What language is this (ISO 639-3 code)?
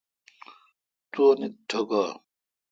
xka